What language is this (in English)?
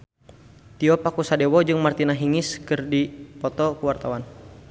Sundanese